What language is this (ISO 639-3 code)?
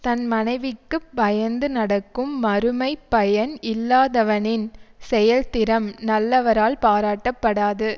tam